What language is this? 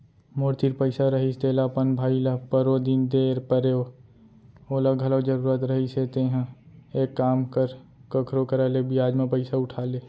Chhattisgarhi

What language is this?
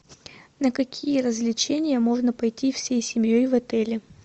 Russian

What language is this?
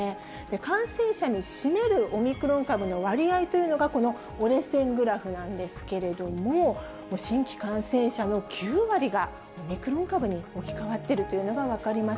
Japanese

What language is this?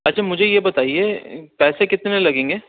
Urdu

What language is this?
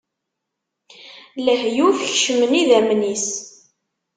Kabyle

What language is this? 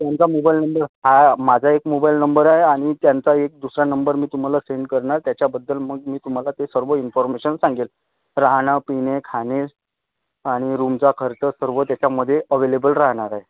Marathi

